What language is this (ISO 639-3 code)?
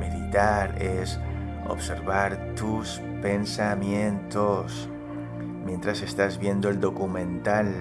spa